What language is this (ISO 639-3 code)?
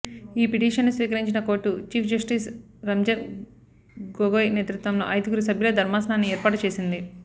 tel